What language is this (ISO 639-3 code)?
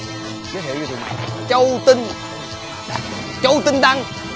vie